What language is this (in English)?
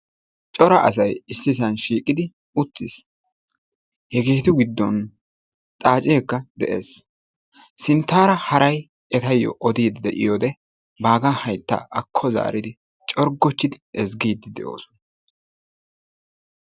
Wolaytta